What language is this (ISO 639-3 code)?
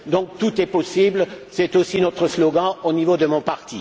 fra